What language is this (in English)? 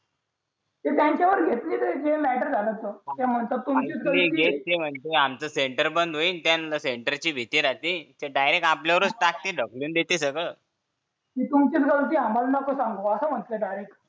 Marathi